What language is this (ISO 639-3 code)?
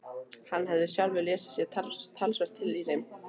isl